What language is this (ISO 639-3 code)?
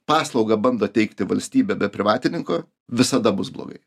lit